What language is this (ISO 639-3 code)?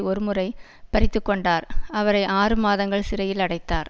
tam